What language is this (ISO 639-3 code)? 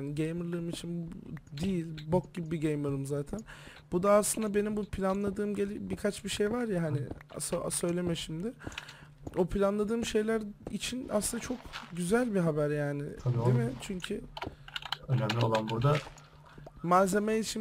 tur